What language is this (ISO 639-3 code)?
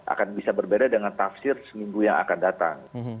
ind